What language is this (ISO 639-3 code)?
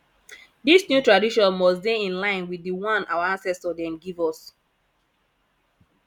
pcm